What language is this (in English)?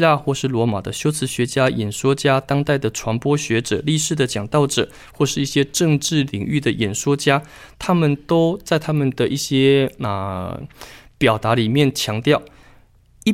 Chinese